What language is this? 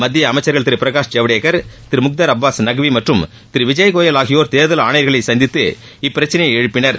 Tamil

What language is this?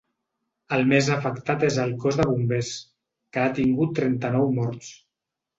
Catalan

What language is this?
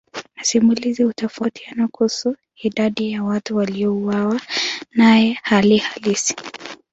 Swahili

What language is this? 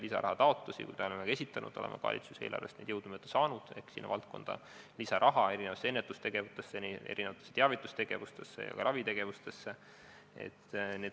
Estonian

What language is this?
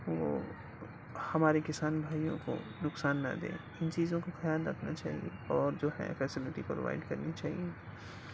Urdu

